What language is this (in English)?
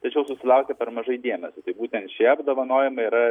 Lithuanian